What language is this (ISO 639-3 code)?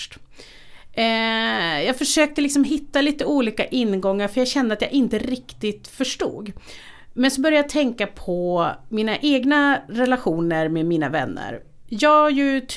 swe